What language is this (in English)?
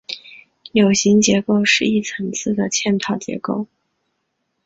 Chinese